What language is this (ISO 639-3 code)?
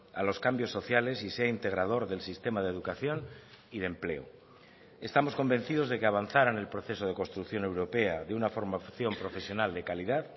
spa